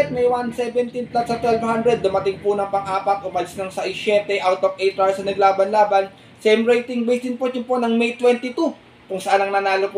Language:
Filipino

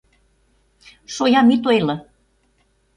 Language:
Mari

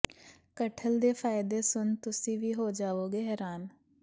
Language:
Punjabi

